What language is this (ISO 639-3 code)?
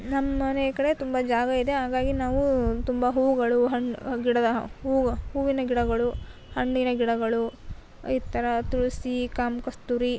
kan